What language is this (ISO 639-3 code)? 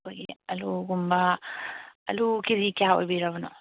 mni